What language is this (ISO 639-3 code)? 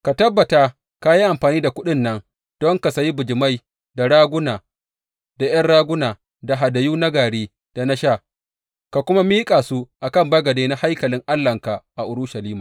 hau